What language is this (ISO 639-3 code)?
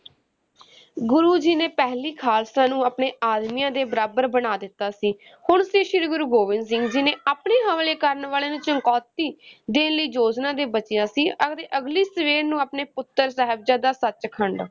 pan